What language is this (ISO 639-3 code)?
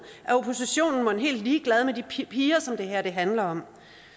dan